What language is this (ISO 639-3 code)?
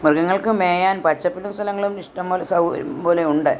mal